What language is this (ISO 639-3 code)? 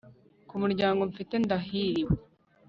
kin